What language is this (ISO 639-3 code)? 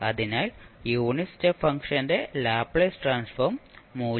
mal